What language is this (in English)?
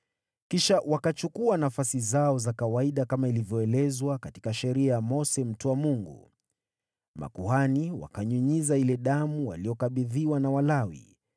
Swahili